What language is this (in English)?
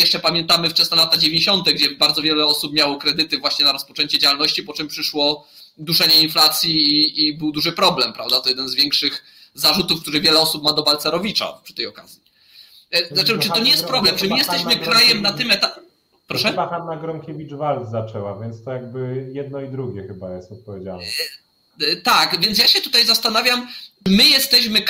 Polish